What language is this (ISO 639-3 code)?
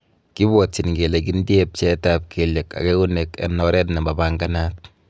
kln